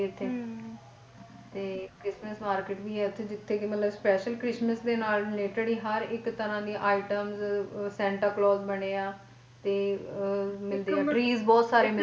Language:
Punjabi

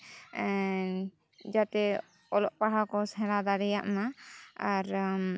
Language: Santali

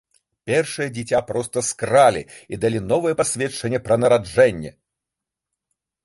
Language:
Belarusian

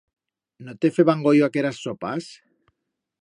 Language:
Aragonese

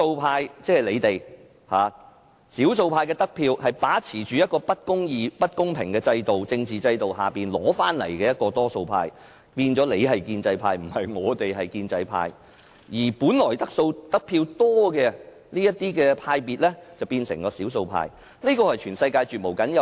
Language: Cantonese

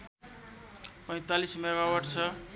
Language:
Nepali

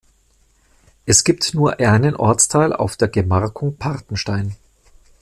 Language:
German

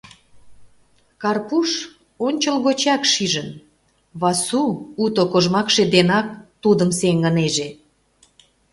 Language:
Mari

